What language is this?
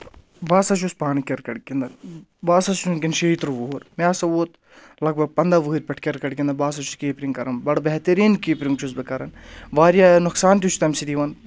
Kashmiri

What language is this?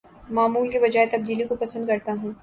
Urdu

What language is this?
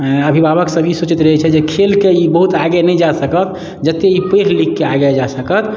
Maithili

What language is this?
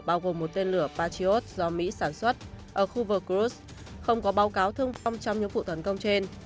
Vietnamese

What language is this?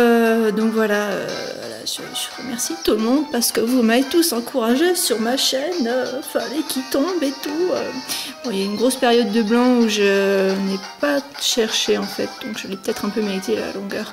French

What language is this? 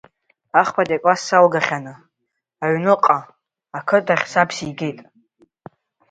Abkhazian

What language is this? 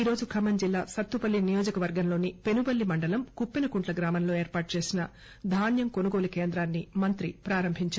Telugu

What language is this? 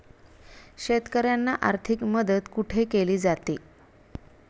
Marathi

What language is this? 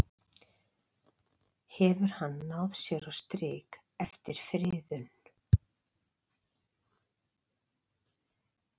Icelandic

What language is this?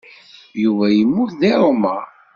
Kabyle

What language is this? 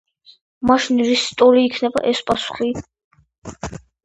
Georgian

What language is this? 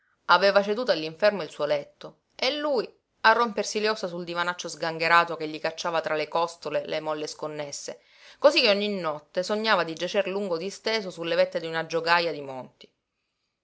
Italian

